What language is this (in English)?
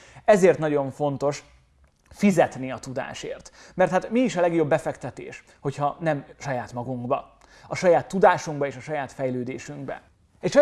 Hungarian